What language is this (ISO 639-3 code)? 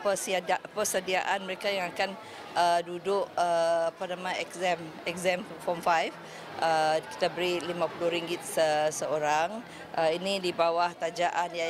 msa